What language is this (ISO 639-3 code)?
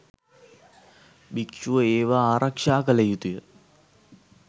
sin